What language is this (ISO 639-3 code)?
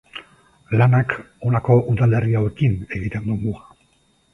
eus